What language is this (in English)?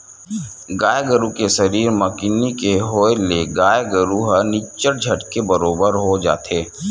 Chhattisgarhi